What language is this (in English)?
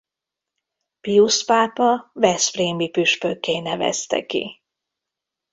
Hungarian